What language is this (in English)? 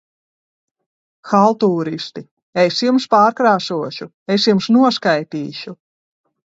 Latvian